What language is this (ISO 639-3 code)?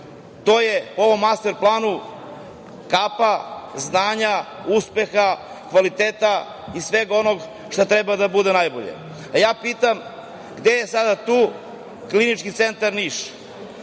srp